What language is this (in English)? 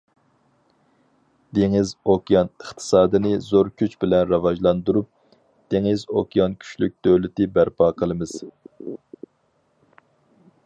Uyghur